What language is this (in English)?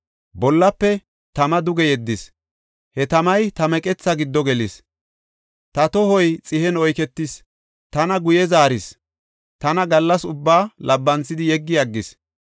Gofa